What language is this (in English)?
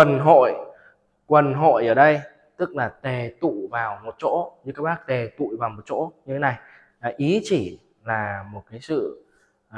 Vietnamese